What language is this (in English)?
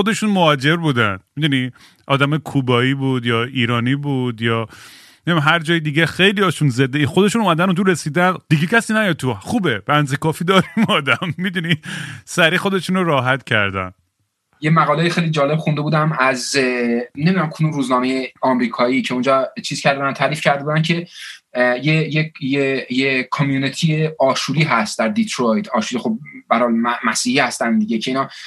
Persian